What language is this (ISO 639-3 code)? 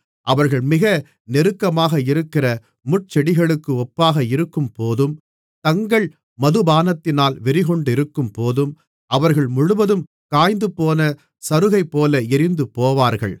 tam